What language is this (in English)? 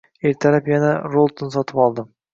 Uzbek